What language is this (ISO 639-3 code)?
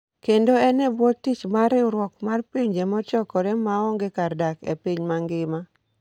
luo